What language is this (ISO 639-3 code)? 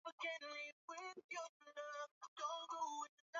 swa